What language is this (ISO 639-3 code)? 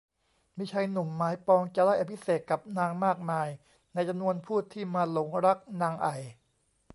tha